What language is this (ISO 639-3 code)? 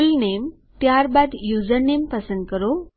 guj